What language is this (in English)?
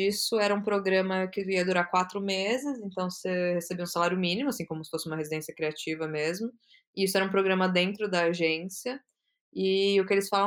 Portuguese